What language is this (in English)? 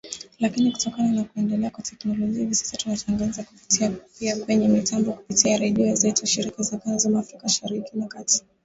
Swahili